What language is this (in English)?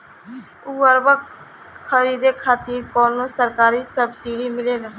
Bhojpuri